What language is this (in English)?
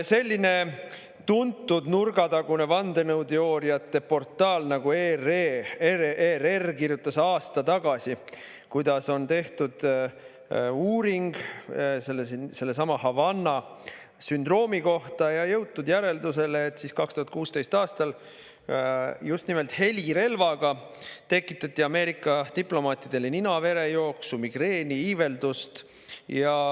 Estonian